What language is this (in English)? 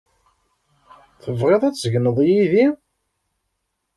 Kabyle